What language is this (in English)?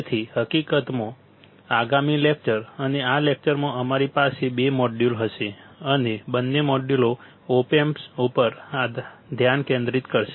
Gujarati